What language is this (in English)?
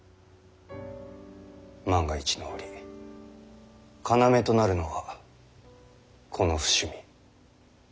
Japanese